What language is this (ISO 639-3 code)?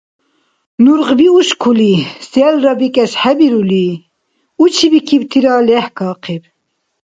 dar